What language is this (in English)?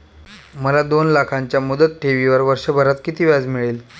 Marathi